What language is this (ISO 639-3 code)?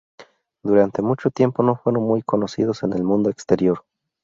spa